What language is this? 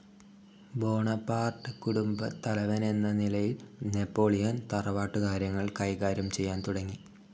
Malayalam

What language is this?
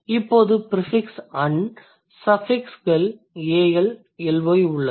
Tamil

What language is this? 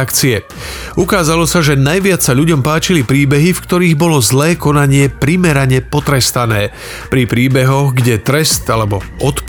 Slovak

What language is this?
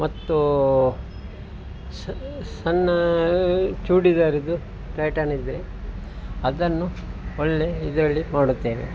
Kannada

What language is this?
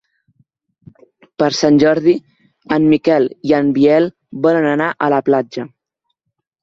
Catalan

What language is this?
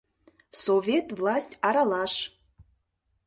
Mari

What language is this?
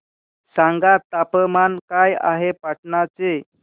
Marathi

